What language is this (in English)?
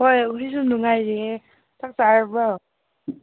Manipuri